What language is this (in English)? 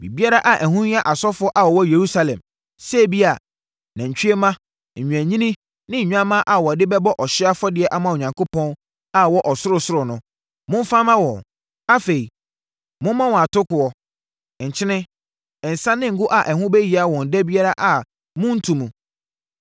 Akan